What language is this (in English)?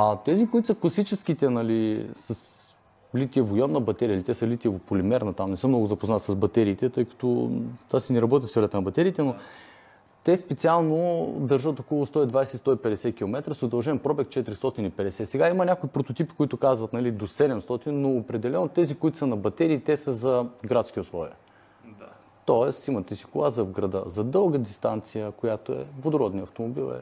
Bulgarian